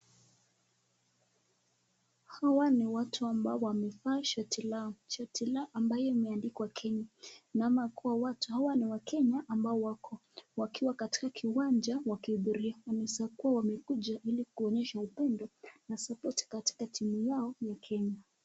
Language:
Swahili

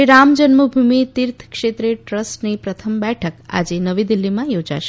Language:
Gujarati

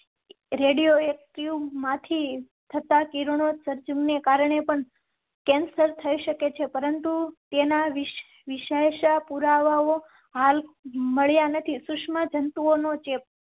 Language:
Gujarati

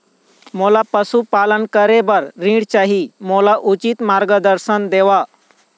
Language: Chhattisgarhi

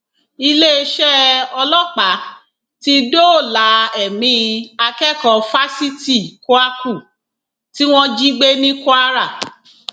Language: Yoruba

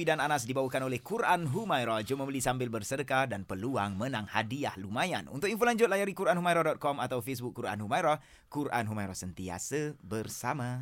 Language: Malay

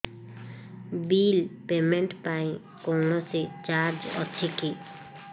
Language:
Odia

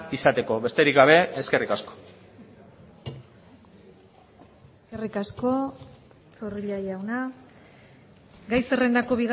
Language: Basque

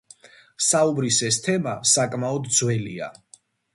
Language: Georgian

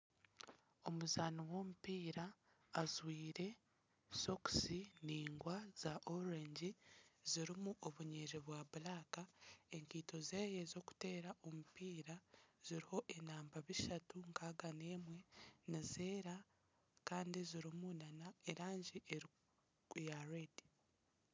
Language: Nyankole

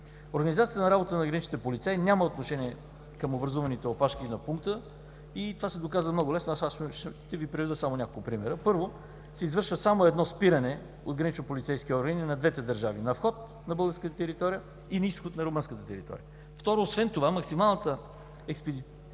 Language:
Bulgarian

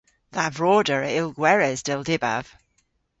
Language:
Cornish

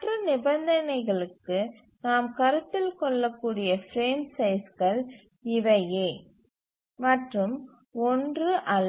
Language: Tamil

